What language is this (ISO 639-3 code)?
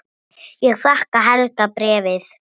isl